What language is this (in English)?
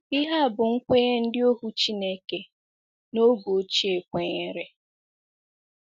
Igbo